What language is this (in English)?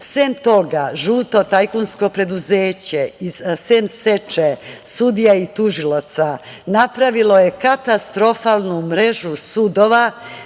Serbian